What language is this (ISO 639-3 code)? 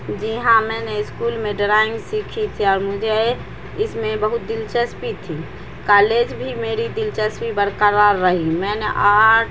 urd